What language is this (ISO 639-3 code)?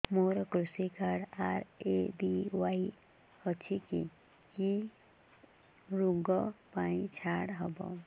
ori